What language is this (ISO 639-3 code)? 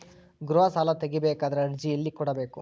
kan